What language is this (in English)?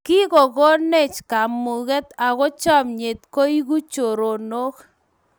Kalenjin